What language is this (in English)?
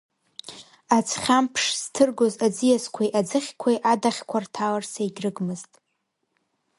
Abkhazian